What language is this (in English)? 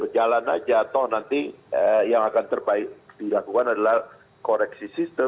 Indonesian